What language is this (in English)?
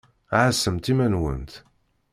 Kabyle